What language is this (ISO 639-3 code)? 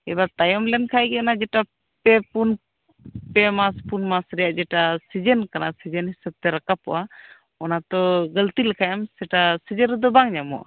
sat